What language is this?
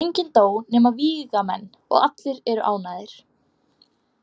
Icelandic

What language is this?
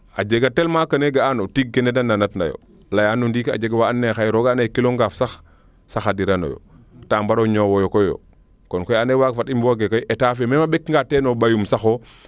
Serer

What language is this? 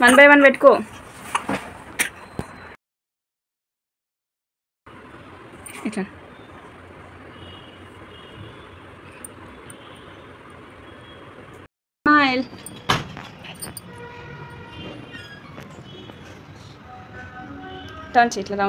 Telugu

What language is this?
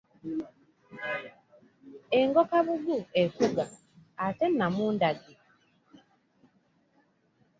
Ganda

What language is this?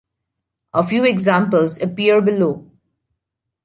English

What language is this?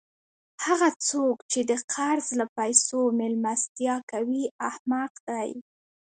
Pashto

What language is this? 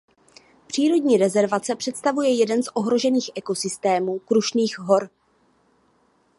Czech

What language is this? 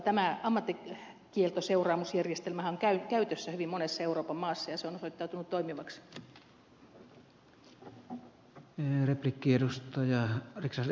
Finnish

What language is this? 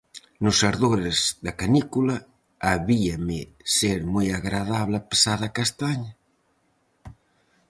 Galician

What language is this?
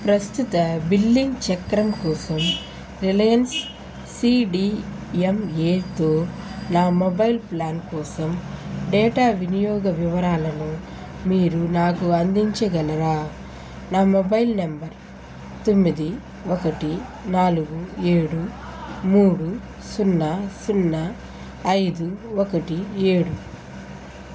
Telugu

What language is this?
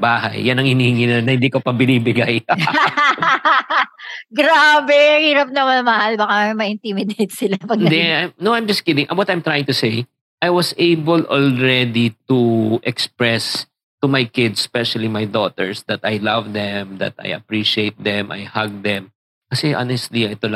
Filipino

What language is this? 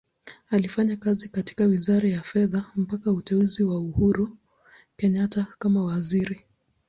Swahili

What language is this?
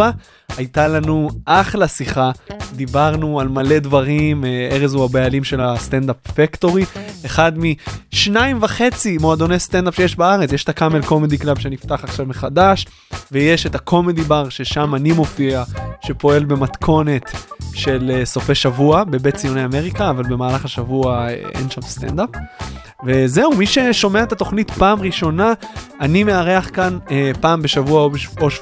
Hebrew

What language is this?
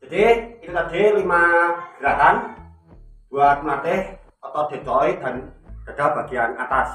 Indonesian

